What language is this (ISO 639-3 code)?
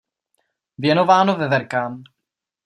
ces